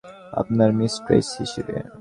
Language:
Bangla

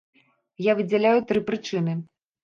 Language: Belarusian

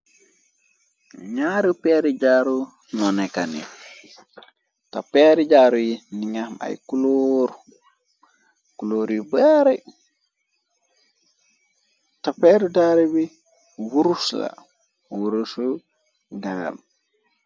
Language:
Wolof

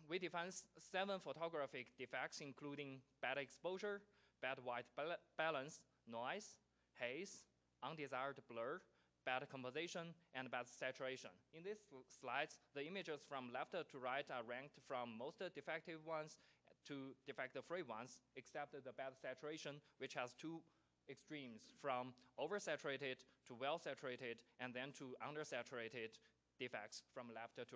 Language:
English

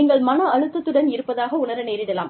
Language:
Tamil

